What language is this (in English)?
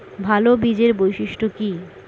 Bangla